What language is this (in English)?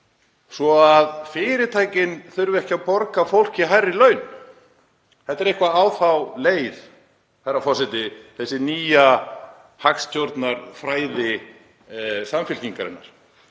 Icelandic